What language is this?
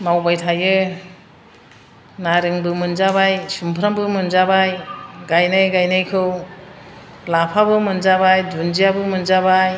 Bodo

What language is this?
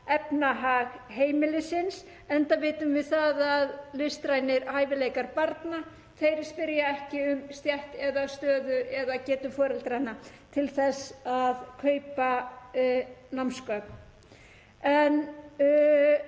Icelandic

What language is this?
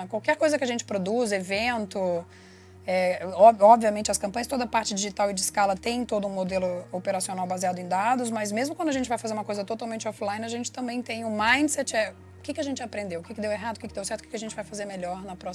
Portuguese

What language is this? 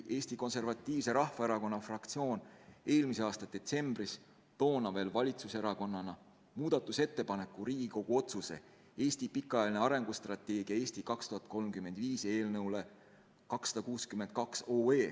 Estonian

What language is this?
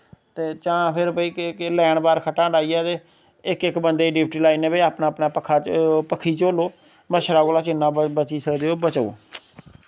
Dogri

